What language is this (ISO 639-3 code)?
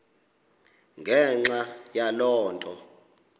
xho